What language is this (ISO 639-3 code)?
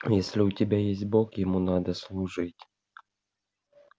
rus